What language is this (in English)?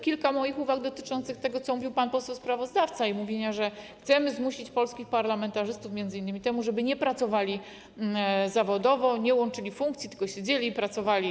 Polish